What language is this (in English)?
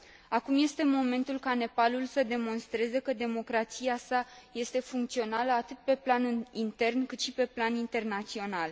Romanian